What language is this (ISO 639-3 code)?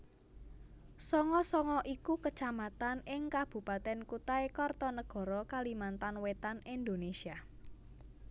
jav